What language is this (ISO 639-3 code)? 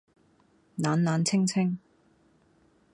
yue